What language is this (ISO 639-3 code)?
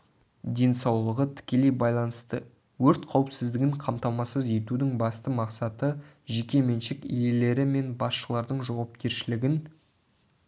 kaz